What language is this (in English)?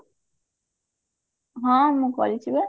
Odia